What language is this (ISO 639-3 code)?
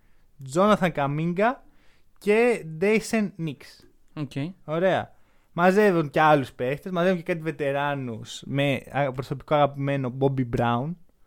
ell